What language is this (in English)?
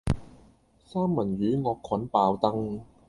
Cantonese